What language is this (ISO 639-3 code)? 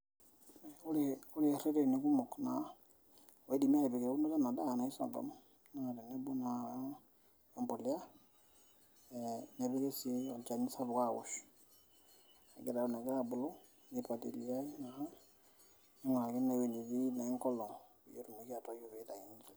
mas